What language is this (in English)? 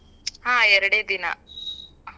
Kannada